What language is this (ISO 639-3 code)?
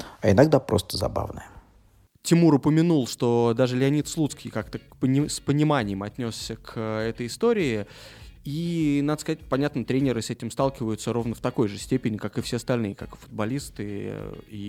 rus